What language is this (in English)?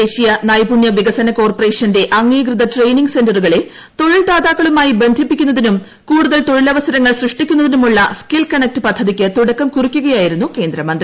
Malayalam